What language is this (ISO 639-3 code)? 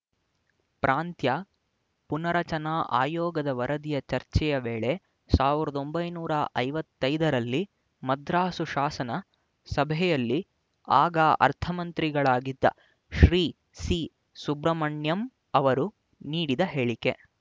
kan